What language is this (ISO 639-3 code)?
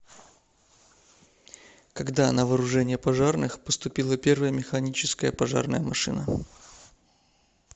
rus